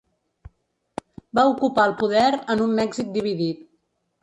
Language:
Catalan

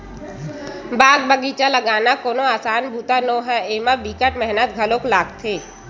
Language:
Chhattisgarhi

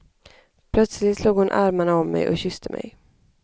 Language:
Swedish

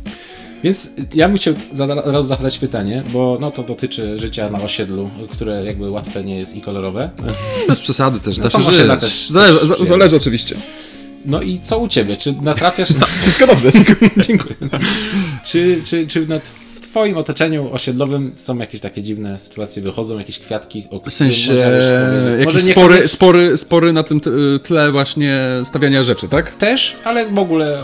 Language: Polish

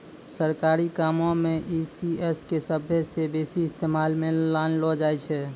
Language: Maithili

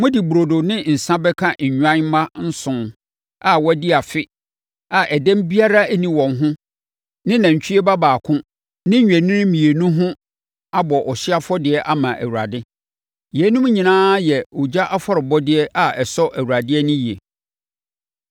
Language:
Akan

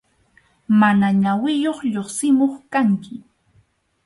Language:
Arequipa-La Unión Quechua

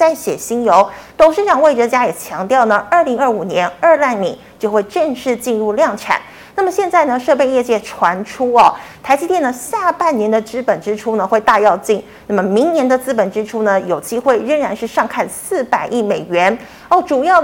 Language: Chinese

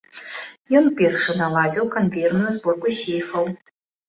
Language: Belarusian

